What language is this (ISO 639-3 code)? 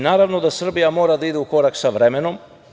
srp